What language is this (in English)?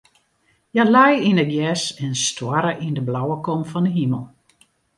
Western Frisian